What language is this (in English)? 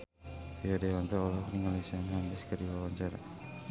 Sundanese